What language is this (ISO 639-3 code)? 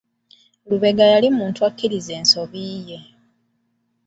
lug